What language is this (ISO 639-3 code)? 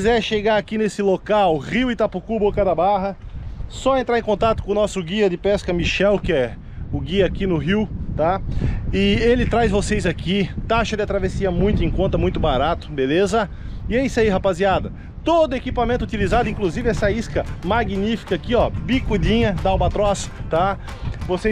por